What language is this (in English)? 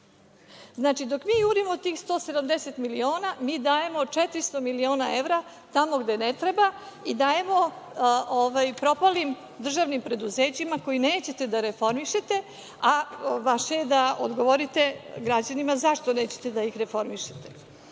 Serbian